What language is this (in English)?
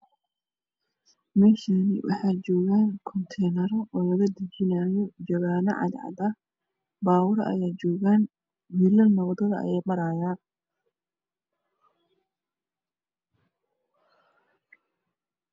Somali